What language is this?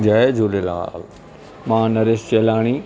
Sindhi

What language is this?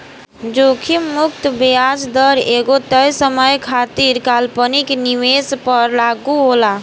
Bhojpuri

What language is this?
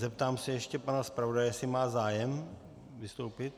Czech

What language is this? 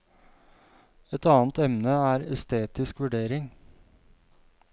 Norwegian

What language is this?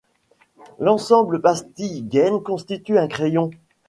French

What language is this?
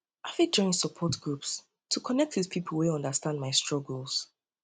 Nigerian Pidgin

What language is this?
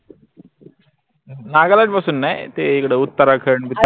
Marathi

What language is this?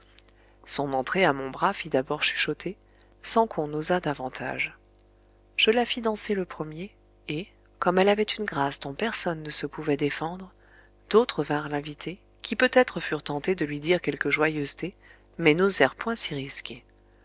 French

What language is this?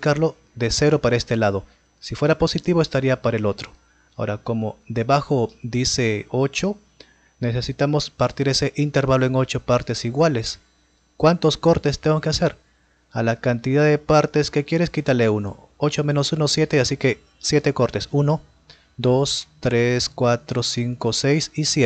Spanish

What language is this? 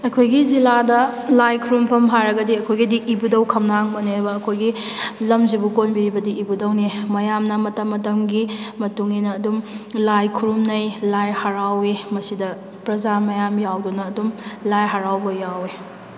Manipuri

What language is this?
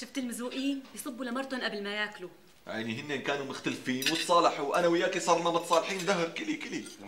Arabic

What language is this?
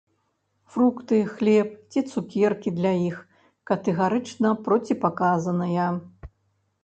Belarusian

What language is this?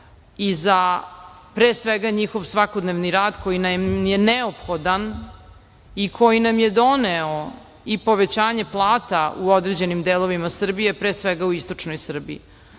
Serbian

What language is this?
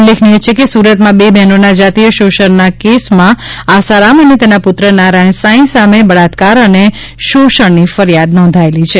Gujarati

